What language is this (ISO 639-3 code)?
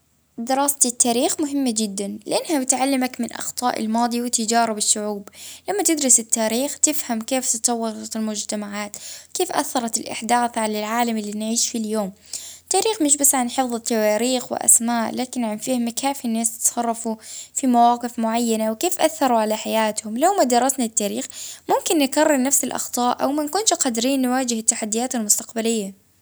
ayl